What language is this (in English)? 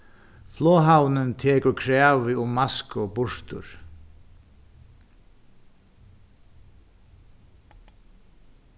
Faroese